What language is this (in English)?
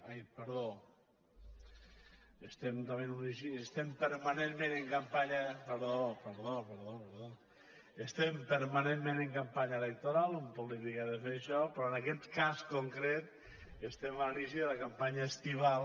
Catalan